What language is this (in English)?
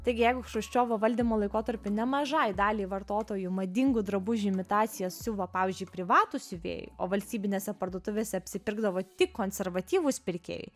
Lithuanian